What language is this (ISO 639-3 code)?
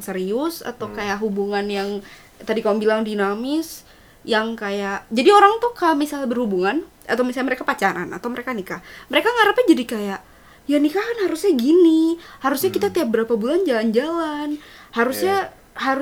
ind